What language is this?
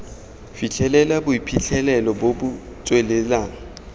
Tswana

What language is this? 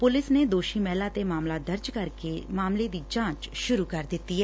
Punjabi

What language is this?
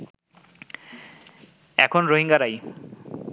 Bangla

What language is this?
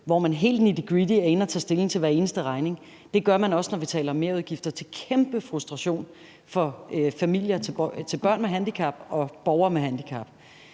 Danish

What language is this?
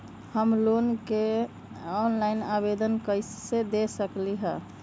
Magahi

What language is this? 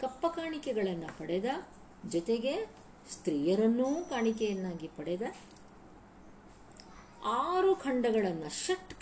Kannada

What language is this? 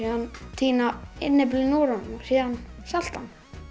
Icelandic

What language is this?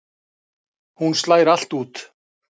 Icelandic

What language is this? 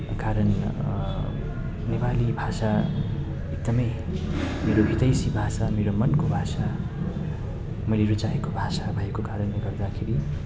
Nepali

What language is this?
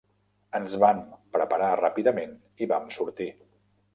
Catalan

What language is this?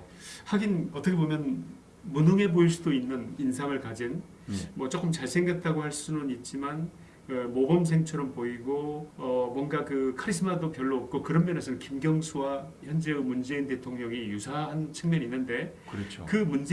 Korean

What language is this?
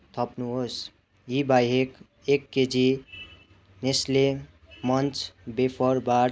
Nepali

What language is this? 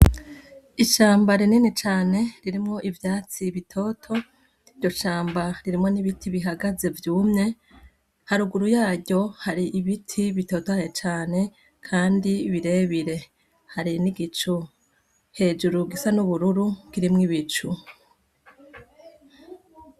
Rundi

